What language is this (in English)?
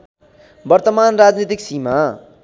Nepali